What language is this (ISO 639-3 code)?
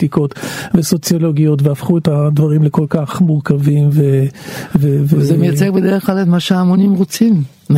heb